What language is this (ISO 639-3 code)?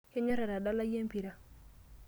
mas